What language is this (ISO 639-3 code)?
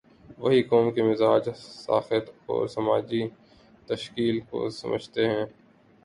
urd